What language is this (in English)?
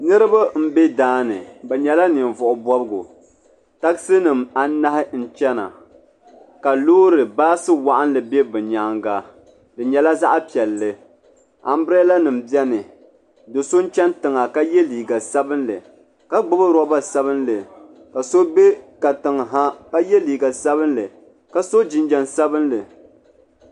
Dagbani